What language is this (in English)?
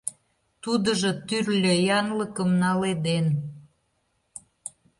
Mari